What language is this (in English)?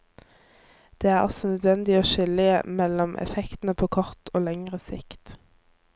Norwegian